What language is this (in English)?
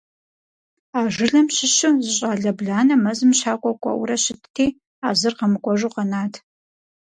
Kabardian